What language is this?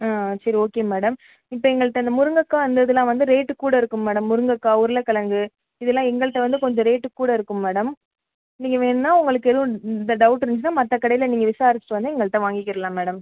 Tamil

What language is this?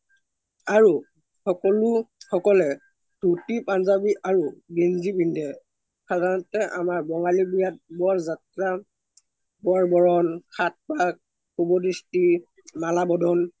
Assamese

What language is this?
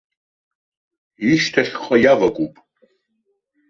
Abkhazian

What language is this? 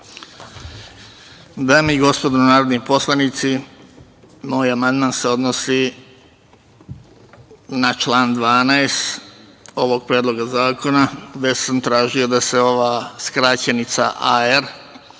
Serbian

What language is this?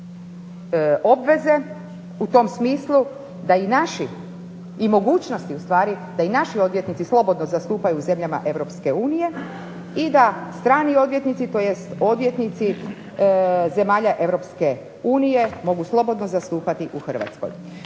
Croatian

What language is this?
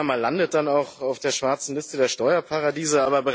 German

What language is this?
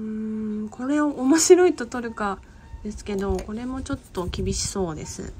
Japanese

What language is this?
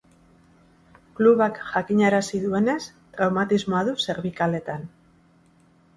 Basque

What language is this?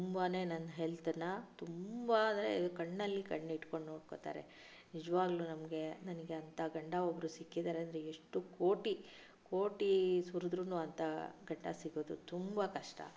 Kannada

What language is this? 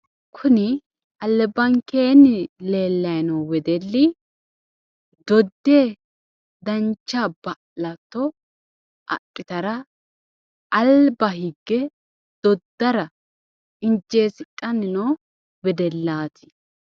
Sidamo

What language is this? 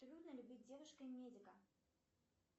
Russian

